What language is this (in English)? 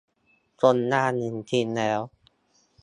Thai